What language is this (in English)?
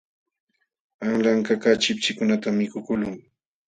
Jauja Wanca Quechua